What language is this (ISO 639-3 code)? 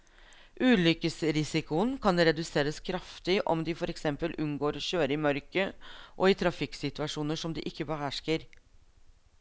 nor